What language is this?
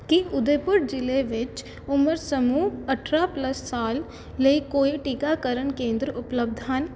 Punjabi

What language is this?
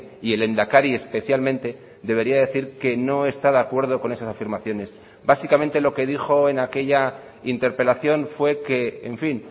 Spanish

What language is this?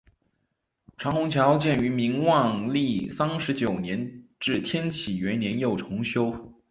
Chinese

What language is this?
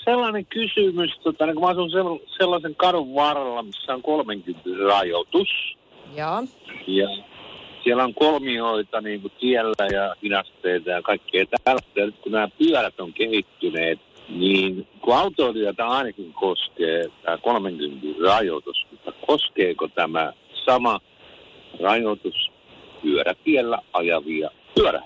Finnish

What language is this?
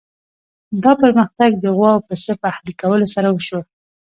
Pashto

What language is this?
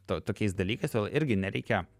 Lithuanian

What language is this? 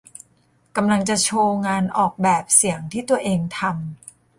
Thai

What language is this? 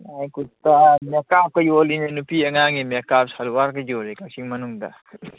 Manipuri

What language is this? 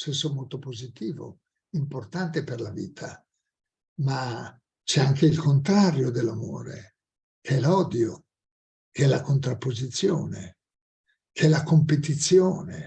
Italian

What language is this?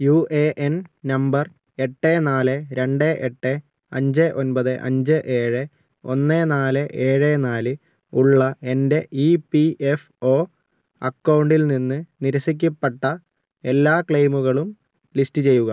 Malayalam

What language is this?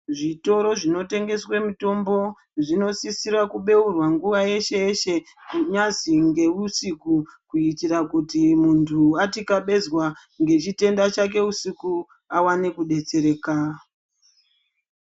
Ndau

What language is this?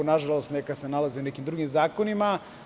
Serbian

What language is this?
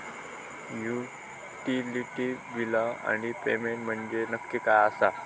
Marathi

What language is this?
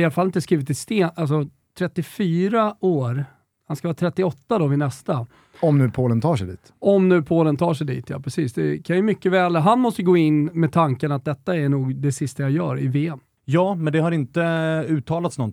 Swedish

